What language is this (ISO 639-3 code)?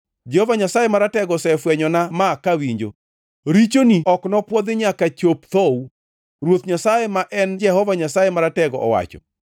luo